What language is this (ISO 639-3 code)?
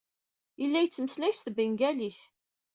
kab